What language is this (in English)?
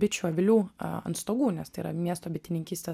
Lithuanian